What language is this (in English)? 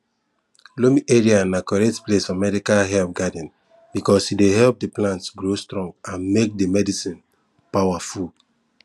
Nigerian Pidgin